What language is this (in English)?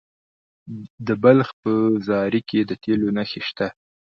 Pashto